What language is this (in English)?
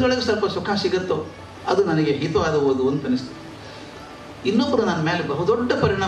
Romanian